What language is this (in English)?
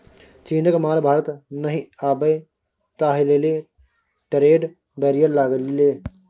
Maithili